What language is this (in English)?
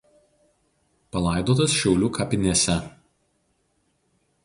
Lithuanian